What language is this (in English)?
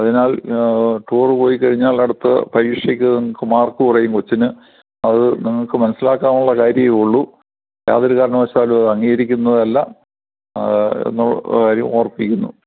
Malayalam